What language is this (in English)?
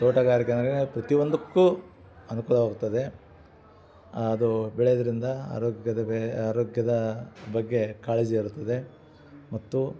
Kannada